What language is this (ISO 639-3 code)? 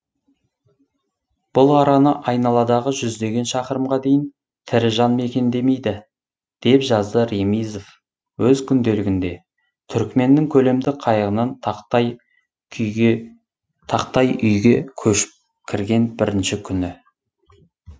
kaz